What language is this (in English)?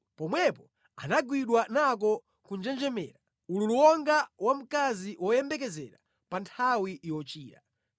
Nyanja